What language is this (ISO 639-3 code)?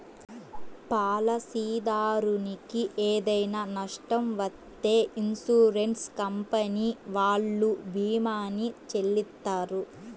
tel